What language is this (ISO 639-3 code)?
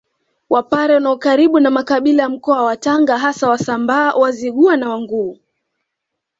swa